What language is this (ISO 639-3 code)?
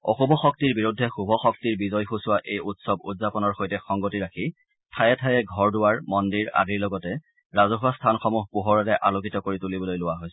asm